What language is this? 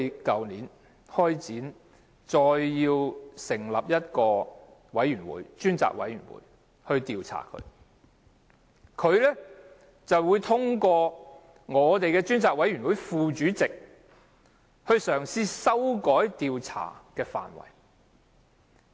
Cantonese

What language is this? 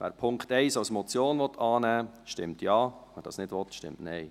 Swiss German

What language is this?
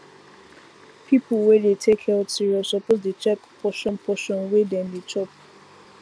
Nigerian Pidgin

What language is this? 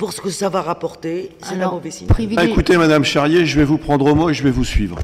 French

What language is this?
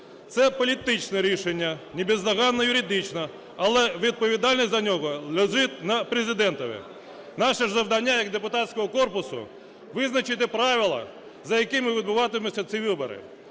Ukrainian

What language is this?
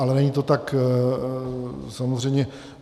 Czech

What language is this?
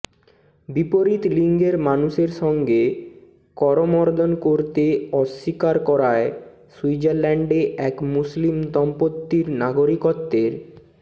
Bangla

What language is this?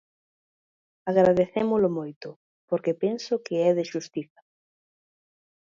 Galician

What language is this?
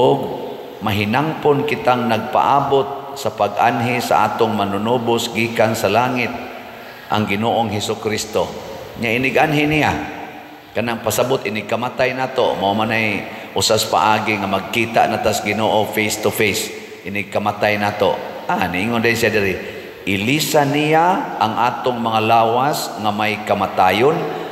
Filipino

